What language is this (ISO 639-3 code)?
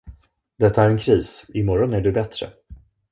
swe